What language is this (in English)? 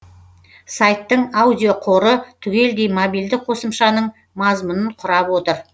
Kazakh